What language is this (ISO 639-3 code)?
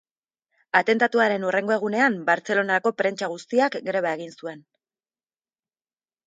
eus